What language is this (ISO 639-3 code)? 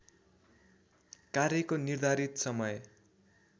nep